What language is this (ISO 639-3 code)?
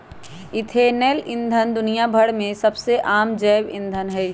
mag